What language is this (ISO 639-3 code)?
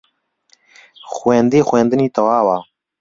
ckb